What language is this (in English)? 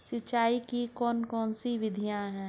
Hindi